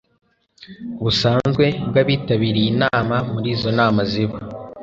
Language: Kinyarwanda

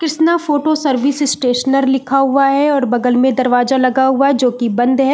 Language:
Hindi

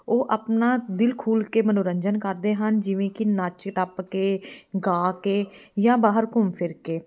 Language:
Punjabi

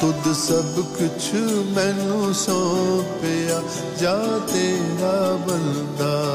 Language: Hindi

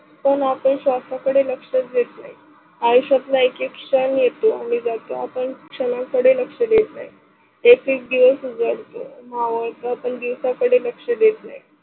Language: Marathi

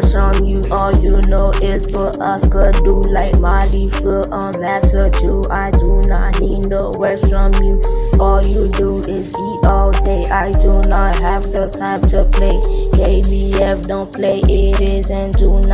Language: English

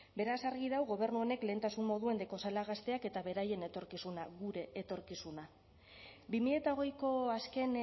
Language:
Basque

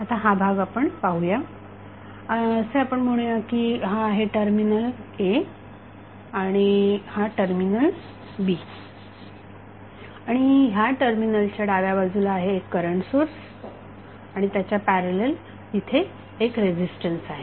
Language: Marathi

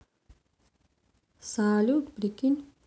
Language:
Russian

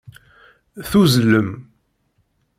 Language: Kabyle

